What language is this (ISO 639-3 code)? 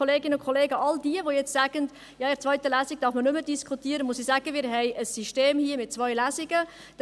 gsw